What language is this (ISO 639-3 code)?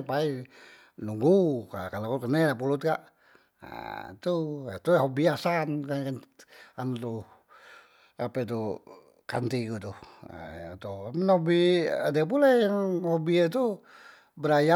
mui